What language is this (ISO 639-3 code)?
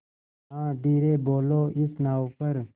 hin